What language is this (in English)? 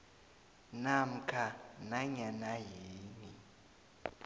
South Ndebele